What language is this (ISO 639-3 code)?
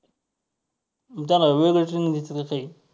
mar